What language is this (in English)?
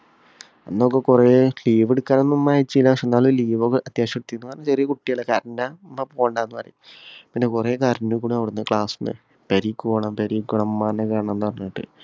Malayalam